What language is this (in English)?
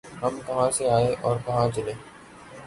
Urdu